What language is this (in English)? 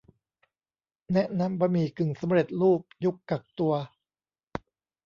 Thai